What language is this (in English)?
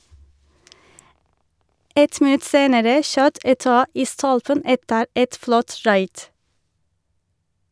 Norwegian